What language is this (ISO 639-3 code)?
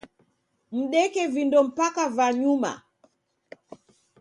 dav